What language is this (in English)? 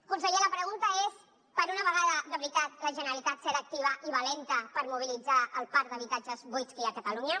Catalan